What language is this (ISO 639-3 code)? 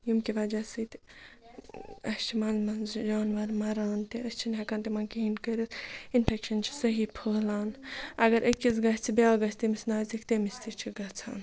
kas